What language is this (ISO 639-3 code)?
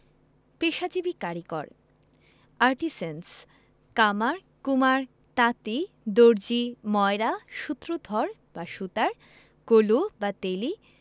ben